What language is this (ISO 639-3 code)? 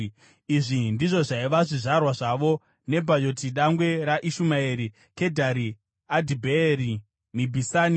sna